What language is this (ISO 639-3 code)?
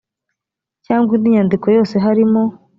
kin